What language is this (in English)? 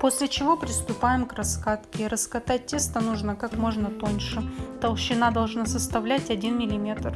Russian